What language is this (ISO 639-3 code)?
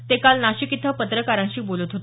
mar